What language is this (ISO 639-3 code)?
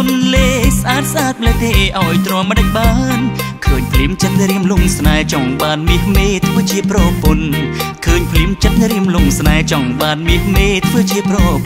tha